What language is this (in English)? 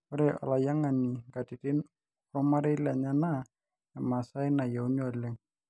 Masai